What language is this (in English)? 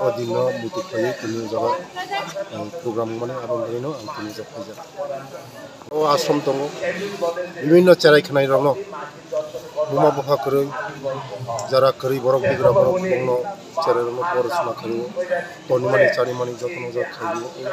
Arabic